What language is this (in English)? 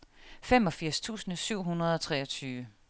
Danish